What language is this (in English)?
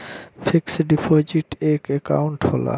Bhojpuri